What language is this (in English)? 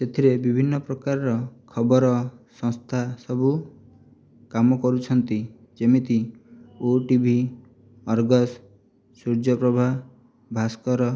Odia